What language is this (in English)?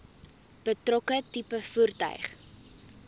Afrikaans